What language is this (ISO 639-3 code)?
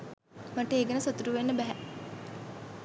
sin